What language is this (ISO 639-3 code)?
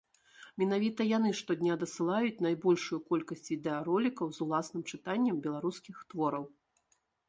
bel